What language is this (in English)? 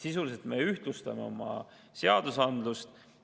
Estonian